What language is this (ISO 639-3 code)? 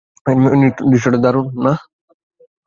ben